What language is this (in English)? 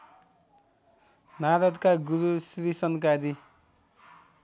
Nepali